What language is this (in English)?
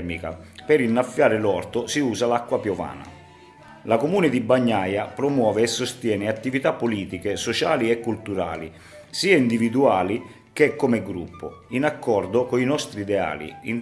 Italian